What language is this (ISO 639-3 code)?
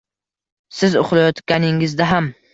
uzb